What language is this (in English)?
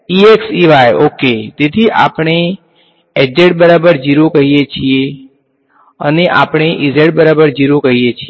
Gujarati